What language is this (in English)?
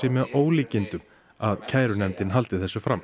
Icelandic